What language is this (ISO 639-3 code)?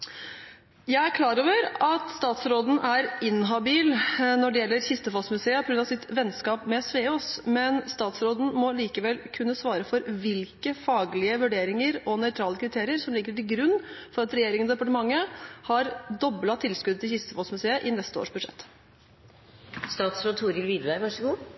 nob